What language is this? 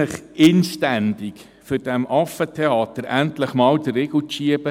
Swiss German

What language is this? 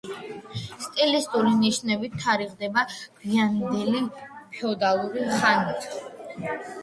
Georgian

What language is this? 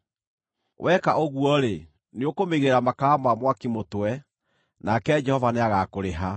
Kikuyu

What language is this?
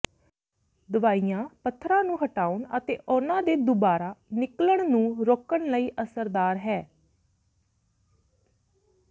Punjabi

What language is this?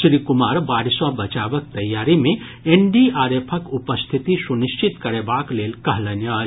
Maithili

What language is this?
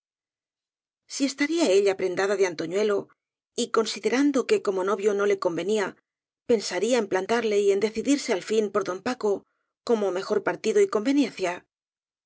Spanish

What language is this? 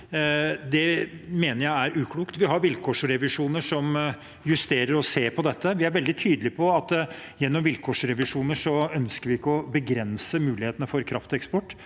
Norwegian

